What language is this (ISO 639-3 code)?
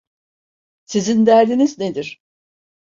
tur